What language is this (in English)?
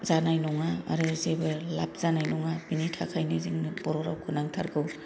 Bodo